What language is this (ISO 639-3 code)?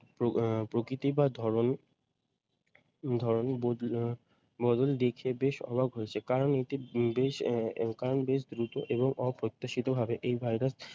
ben